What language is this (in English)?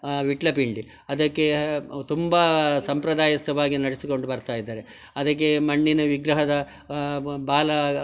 Kannada